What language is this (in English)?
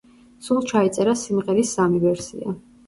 Georgian